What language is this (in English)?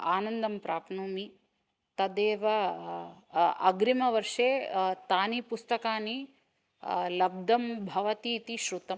Sanskrit